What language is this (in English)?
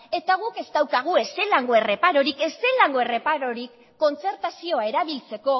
Basque